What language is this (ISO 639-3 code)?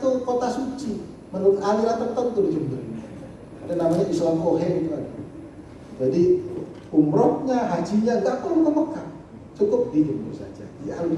ind